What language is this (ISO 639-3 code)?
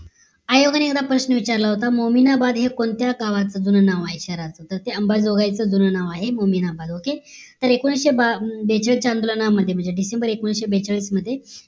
mar